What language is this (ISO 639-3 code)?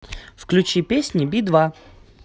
rus